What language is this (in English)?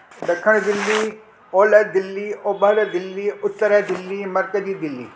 Sindhi